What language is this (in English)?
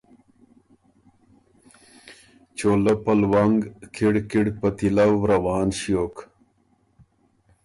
Ormuri